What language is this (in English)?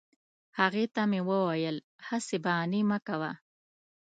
Pashto